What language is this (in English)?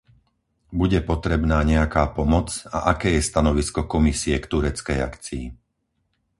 Slovak